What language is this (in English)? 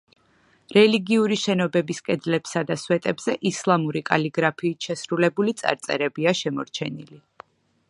Georgian